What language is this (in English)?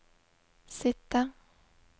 Norwegian